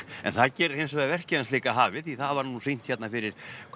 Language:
Icelandic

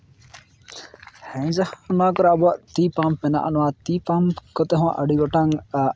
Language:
Santali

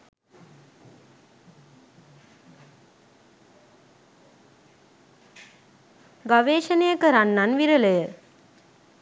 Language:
Sinhala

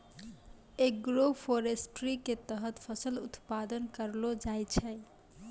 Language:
Maithili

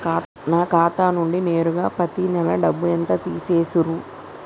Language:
Telugu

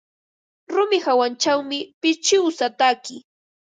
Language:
Ambo-Pasco Quechua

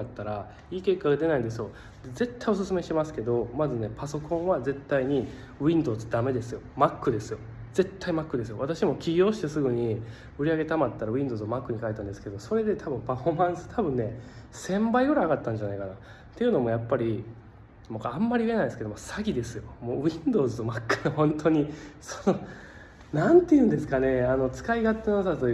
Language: Japanese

